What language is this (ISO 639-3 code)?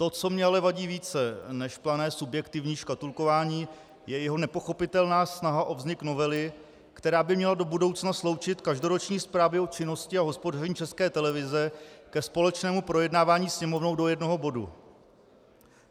ces